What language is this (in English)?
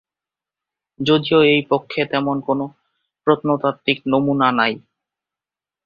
Bangla